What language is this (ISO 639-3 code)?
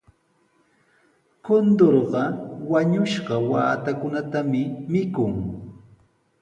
qws